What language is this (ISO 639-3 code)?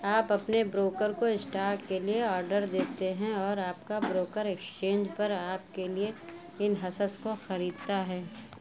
urd